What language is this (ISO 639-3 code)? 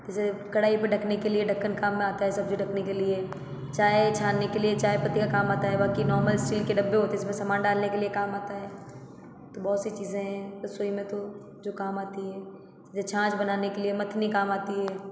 hin